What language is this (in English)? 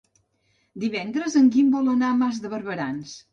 Catalan